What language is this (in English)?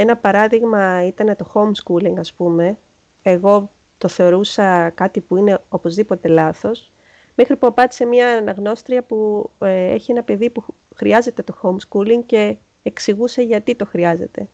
Greek